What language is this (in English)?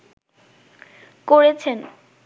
Bangla